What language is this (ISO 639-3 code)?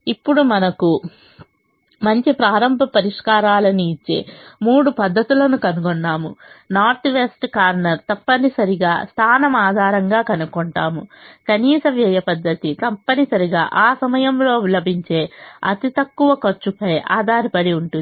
tel